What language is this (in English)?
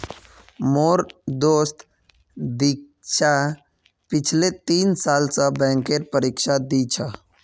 Magahi